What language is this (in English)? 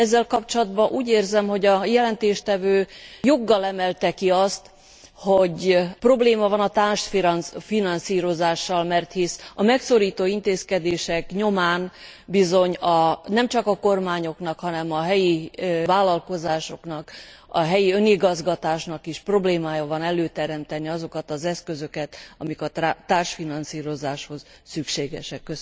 Hungarian